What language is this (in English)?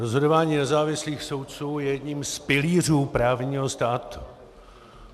Czech